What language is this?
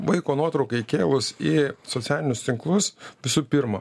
Lithuanian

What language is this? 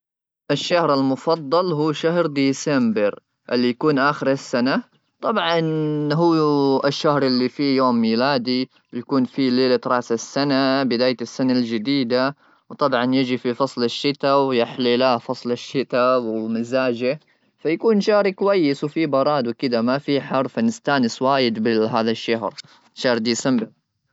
Gulf Arabic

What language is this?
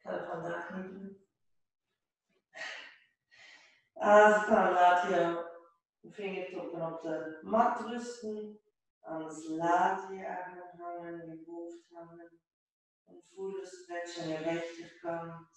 Dutch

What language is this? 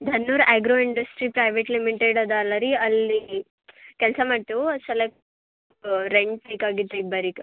Kannada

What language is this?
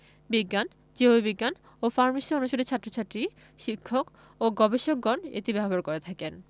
Bangla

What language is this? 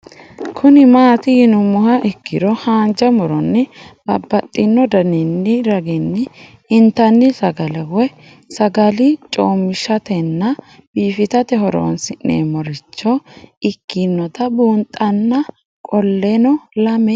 Sidamo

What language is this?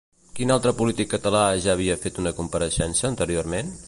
Catalan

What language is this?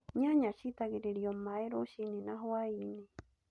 Kikuyu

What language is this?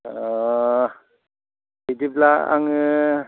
Bodo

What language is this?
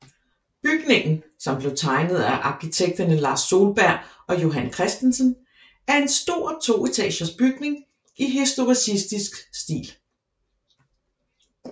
Danish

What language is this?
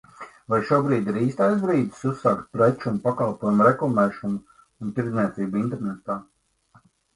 Latvian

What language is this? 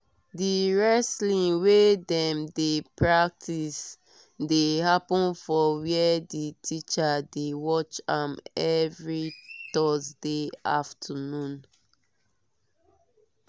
Nigerian Pidgin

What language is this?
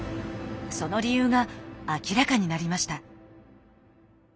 Japanese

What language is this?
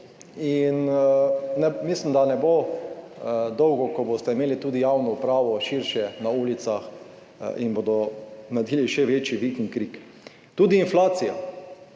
Slovenian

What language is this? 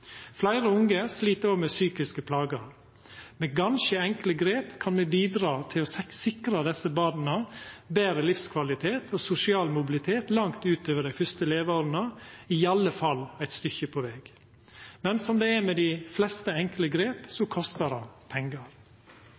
Norwegian Nynorsk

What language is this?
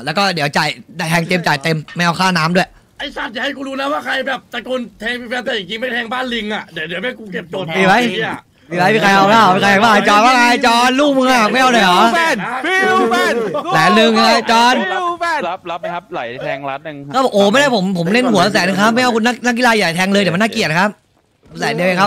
Thai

